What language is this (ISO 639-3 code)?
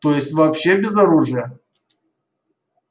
rus